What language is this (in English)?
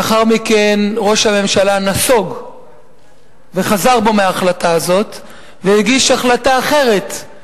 Hebrew